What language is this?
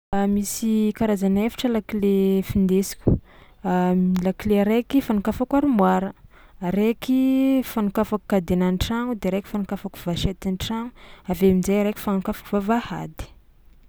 Tsimihety Malagasy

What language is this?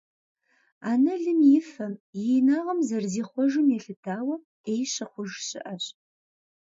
Kabardian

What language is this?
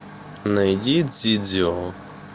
Russian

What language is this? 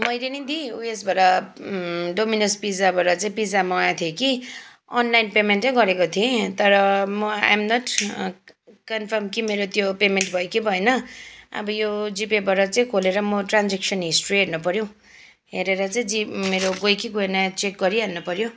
Nepali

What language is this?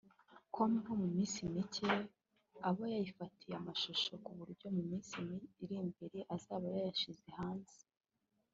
Kinyarwanda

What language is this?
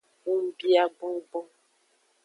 Aja (Benin)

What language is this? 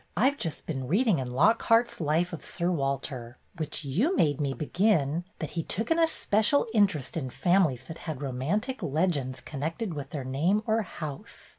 English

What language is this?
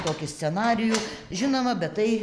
Lithuanian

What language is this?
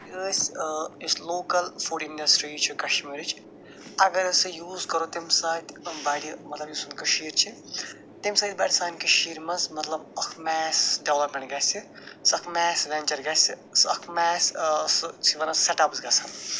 Kashmiri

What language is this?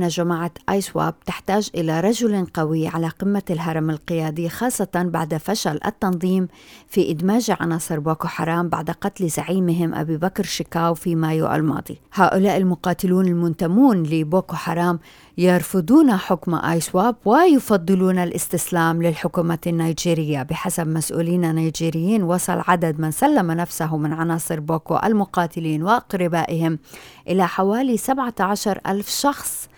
Arabic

